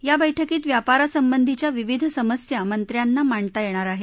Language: Marathi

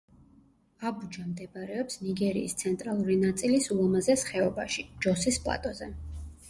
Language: Georgian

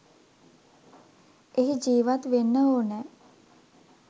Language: Sinhala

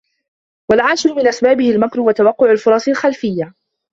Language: Arabic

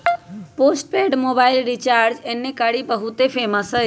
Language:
Magahi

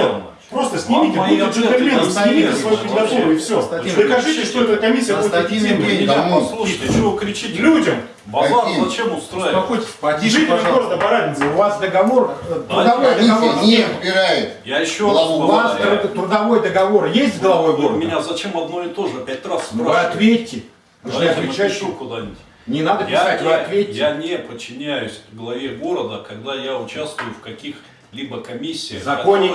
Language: Russian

